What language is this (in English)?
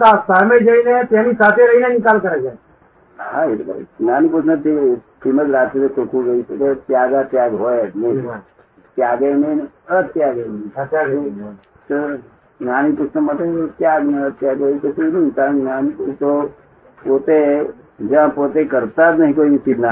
Gujarati